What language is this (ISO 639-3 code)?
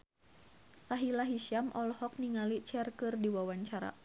sun